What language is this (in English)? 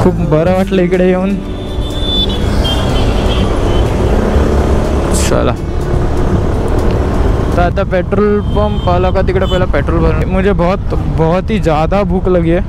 Hindi